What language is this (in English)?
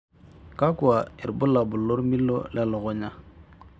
Masai